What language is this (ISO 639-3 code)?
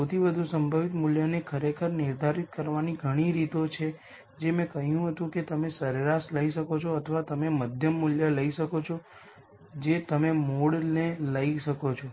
guj